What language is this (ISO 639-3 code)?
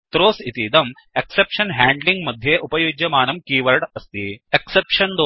san